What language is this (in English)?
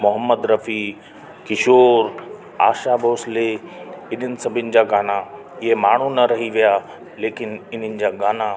Sindhi